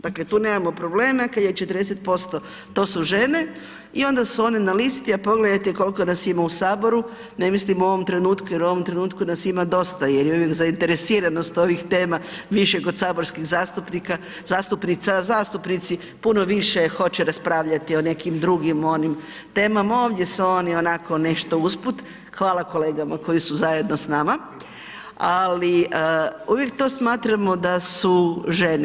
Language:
Croatian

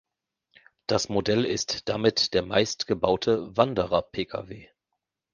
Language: German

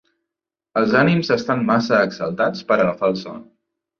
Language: Catalan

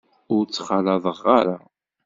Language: Kabyle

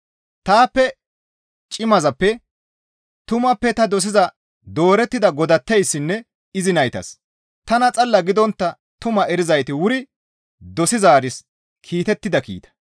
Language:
Gamo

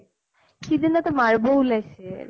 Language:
Assamese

